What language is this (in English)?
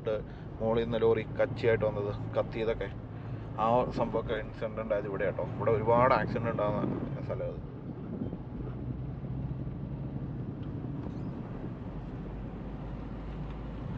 Malayalam